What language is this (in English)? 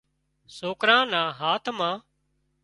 Wadiyara Koli